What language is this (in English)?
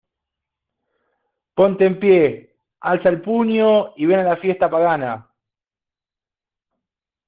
Spanish